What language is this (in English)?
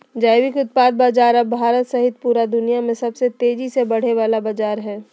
Magahi